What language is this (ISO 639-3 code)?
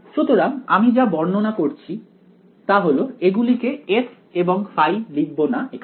ben